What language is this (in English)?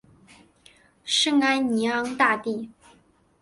Chinese